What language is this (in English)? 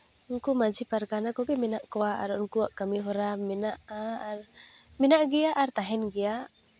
Santali